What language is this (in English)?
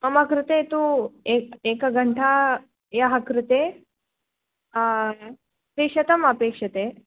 Sanskrit